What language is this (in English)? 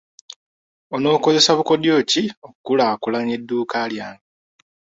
Ganda